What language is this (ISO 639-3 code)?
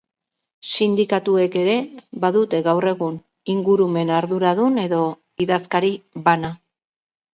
eus